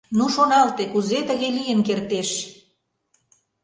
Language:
Mari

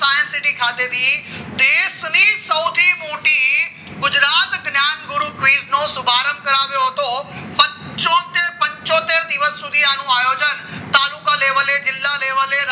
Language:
Gujarati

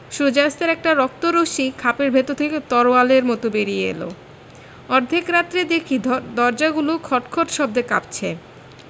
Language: Bangla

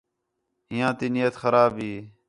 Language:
Khetrani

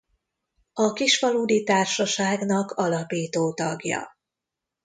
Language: Hungarian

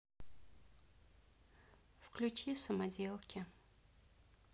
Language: Russian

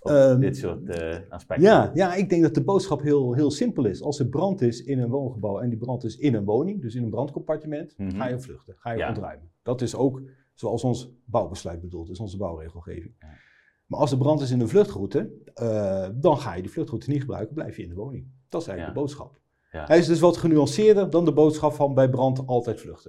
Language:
Dutch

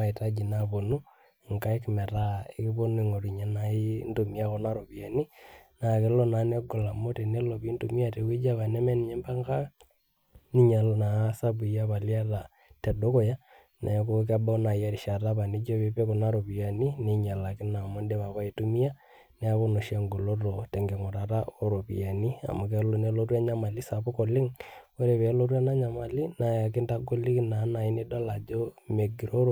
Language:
Masai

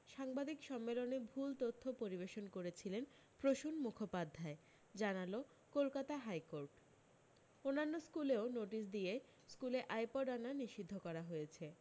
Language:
Bangla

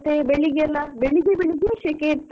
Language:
Kannada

